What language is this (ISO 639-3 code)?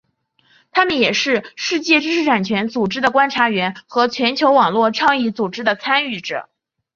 zho